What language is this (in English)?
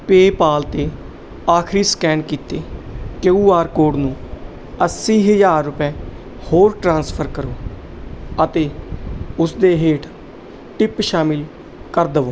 Punjabi